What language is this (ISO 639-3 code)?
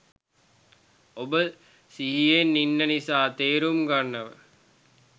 sin